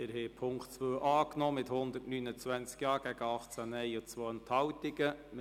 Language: Swiss German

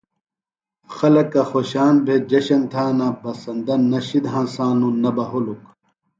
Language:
Phalura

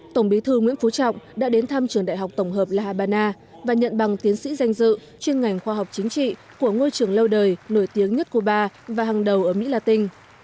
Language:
Vietnamese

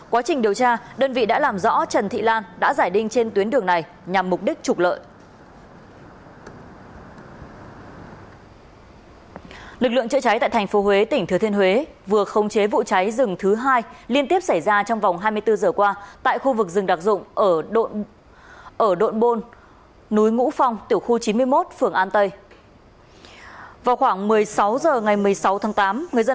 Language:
Vietnamese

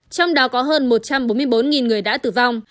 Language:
Vietnamese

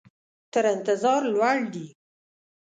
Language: Pashto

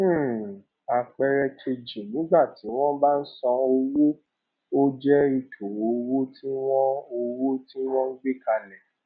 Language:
Yoruba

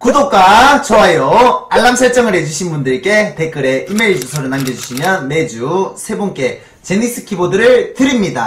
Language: Korean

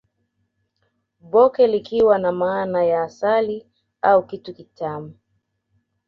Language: Swahili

